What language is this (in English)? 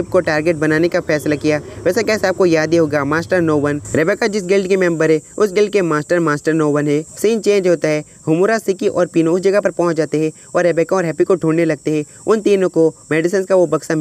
Hindi